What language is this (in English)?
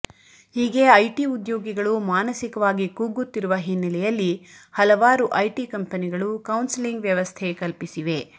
Kannada